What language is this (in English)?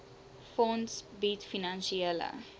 Afrikaans